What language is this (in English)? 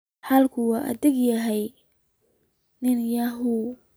Somali